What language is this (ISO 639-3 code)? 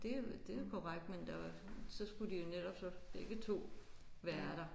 dan